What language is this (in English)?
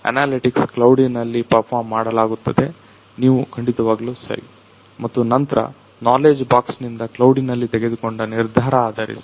Kannada